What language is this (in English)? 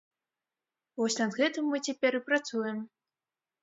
Belarusian